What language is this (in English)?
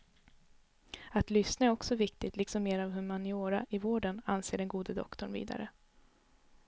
Swedish